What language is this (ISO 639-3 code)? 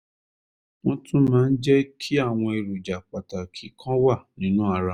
yor